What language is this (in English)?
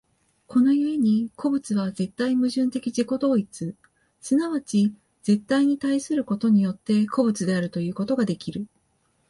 Japanese